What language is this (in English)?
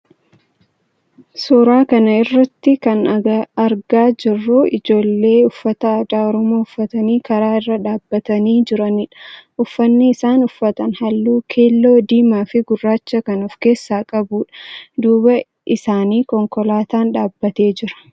Oromo